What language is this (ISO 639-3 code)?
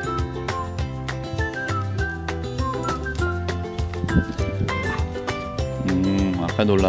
kor